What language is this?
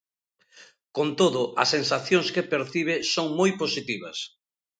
Galician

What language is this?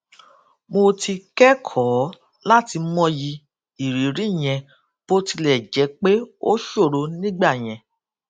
Yoruba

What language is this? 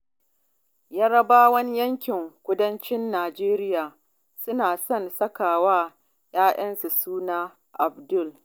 Hausa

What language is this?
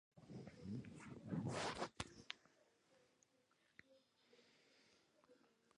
Georgian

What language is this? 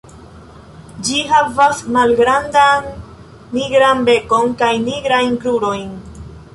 Esperanto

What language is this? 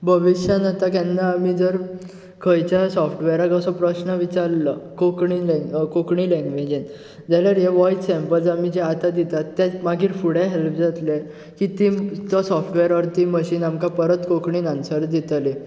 Konkani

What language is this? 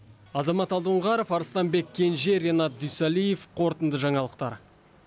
Kazakh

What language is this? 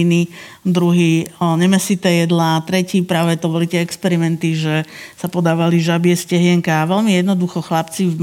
Slovak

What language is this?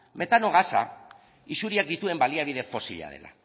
Basque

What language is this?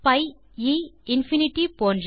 Tamil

